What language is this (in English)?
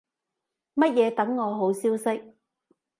Cantonese